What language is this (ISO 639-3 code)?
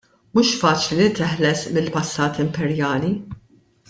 mlt